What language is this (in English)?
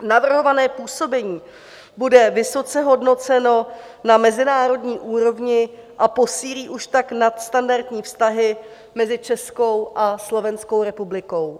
Czech